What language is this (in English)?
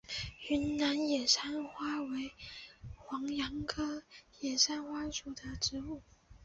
Chinese